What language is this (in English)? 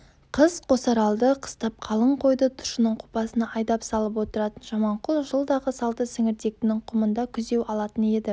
Kazakh